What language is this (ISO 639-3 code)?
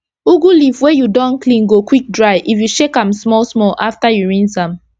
pcm